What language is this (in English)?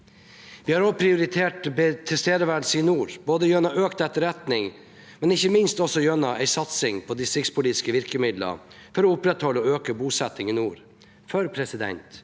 Norwegian